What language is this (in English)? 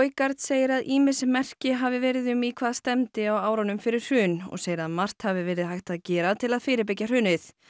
Icelandic